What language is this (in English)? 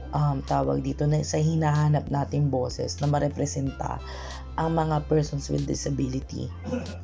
Filipino